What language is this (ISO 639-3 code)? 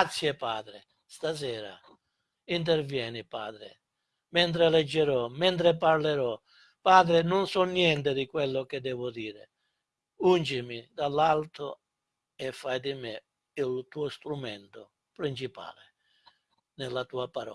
ita